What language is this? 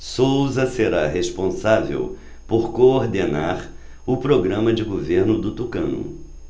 Portuguese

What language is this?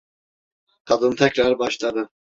Turkish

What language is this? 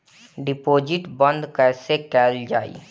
Bhojpuri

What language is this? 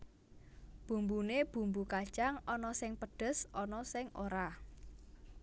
Javanese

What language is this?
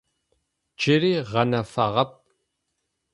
Adyghe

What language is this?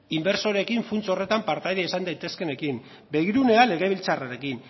Basque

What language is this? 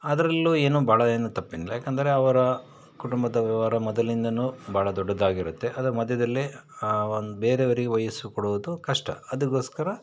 Kannada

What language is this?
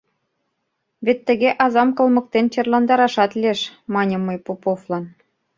Mari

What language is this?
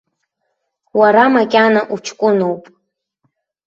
Abkhazian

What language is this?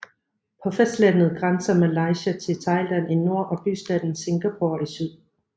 Danish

